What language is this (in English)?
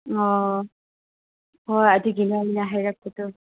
Manipuri